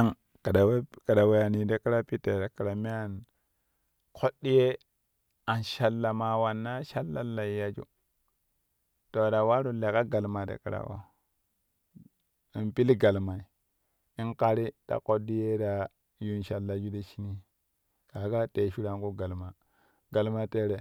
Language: Kushi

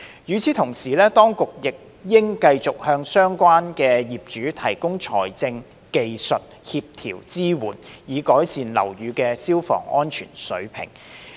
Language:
Cantonese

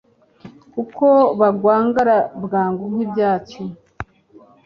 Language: Kinyarwanda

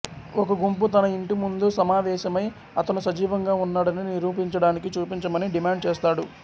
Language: Telugu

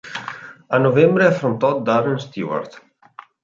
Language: Italian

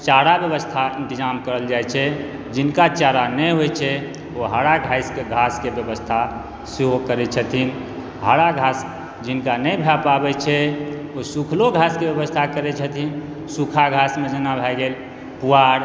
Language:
Maithili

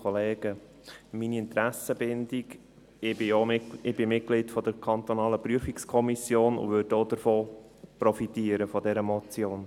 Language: Swiss German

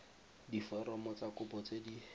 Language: Tswana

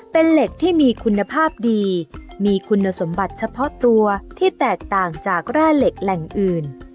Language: Thai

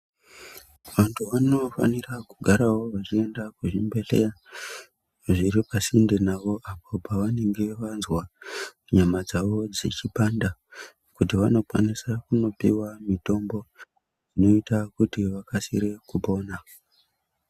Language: Ndau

